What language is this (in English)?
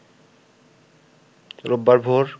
Bangla